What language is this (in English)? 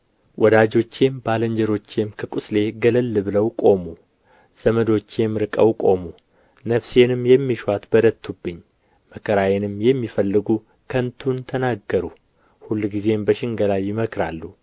Amharic